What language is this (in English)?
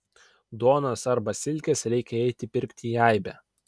Lithuanian